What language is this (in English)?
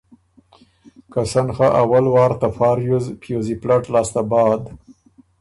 Ormuri